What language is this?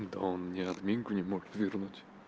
Russian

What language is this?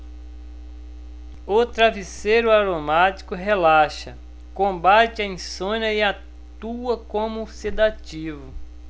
Portuguese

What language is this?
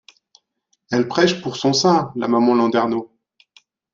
French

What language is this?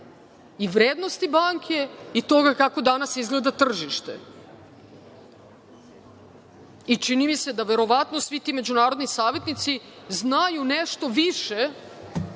Serbian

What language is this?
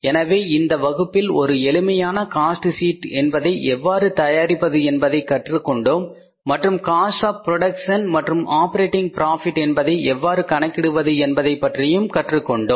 Tamil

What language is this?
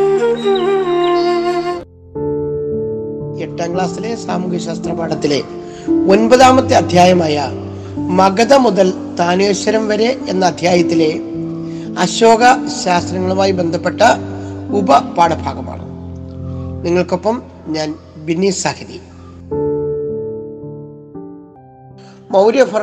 Malayalam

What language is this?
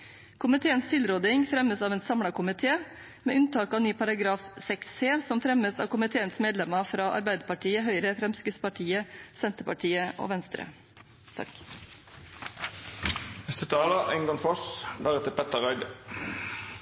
Norwegian Bokmål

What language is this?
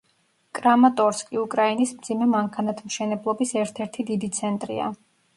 Georgian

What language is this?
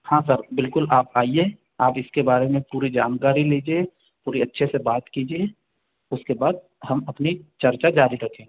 Hindi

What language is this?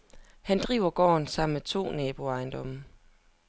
Danish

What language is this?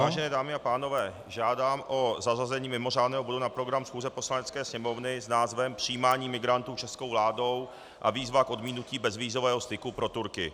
Czech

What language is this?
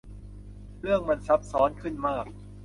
Thai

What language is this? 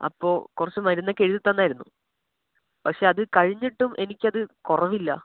Malayalam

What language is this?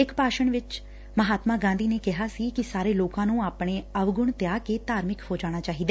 Punjabi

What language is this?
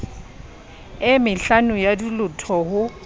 Southern Sotho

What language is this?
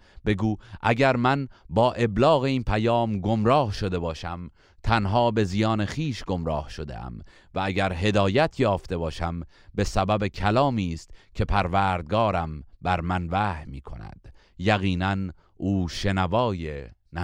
Persian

